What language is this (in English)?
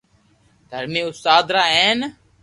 Loarki